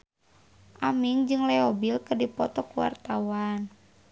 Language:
Sundanese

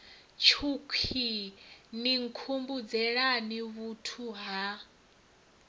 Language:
Venda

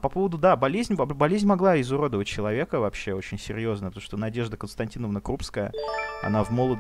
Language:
Russian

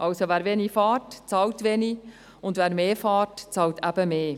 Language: Swiss German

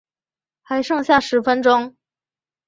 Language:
Chinese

